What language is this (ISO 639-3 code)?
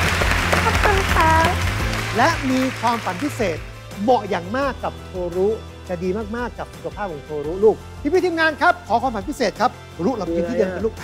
tha